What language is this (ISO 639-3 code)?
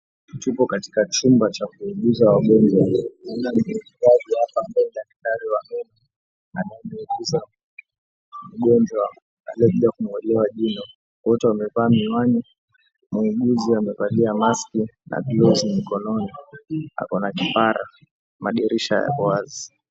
swa